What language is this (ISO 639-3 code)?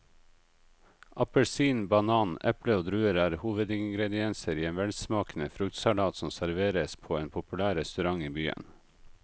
nor